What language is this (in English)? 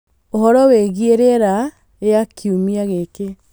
Kikuyu